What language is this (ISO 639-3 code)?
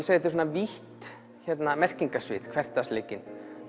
isl